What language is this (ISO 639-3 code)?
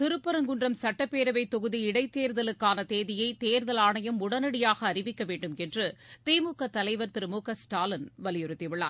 tam